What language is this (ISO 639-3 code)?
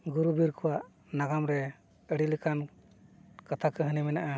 sat